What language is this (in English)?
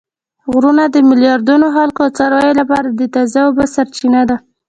Pashto